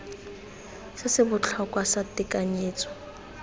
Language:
Tswana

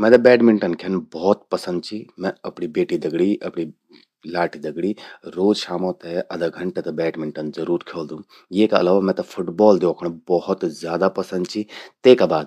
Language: Garhwali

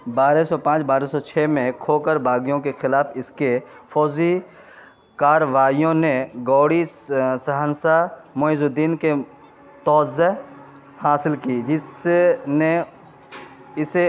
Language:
Urdu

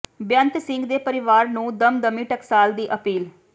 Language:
Punjabi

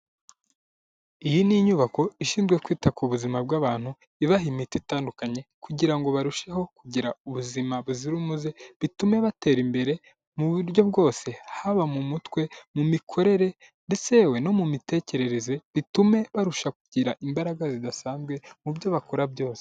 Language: Kinyarwanda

